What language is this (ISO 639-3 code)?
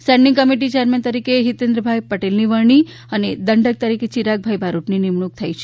guj